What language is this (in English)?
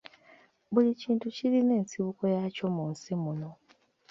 Ganda